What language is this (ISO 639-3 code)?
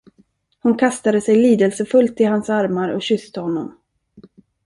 swe